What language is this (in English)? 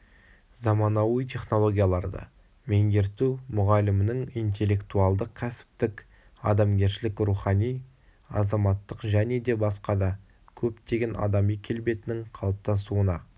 Kazakh